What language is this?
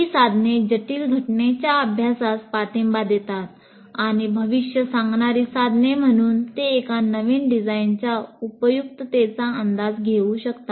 Marathi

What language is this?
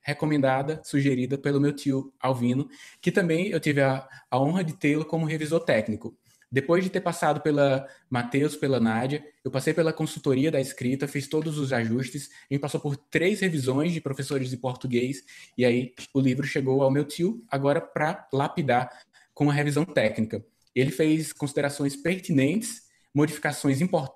Portuguese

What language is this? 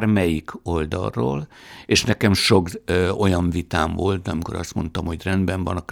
Hungarian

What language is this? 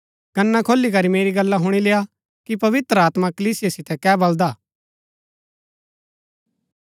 Gaddi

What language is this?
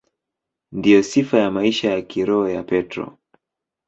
Swahili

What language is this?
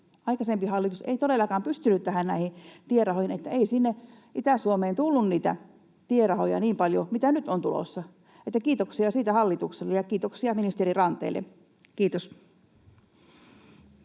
Finnish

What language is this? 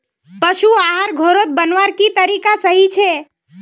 Magahi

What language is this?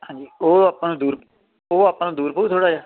Punjabi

